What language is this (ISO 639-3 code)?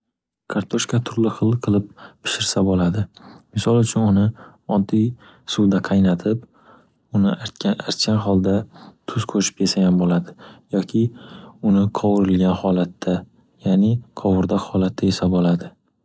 uzb